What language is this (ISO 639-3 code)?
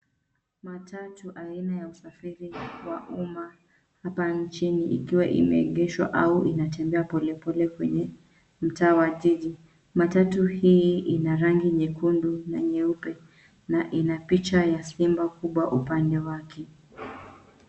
swa